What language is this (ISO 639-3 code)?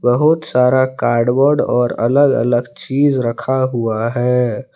hin